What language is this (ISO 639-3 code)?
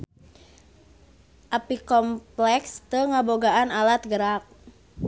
sun